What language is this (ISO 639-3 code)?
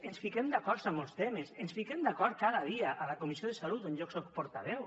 cat